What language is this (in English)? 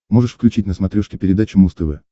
Russian